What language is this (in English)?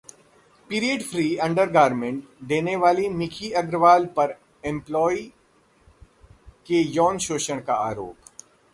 Hindi